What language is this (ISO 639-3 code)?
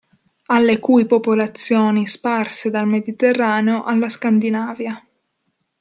ita